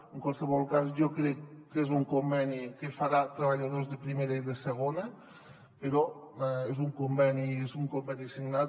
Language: Catalan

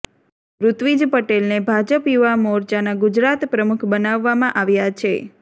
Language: Gujarati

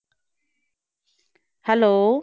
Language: Punjabi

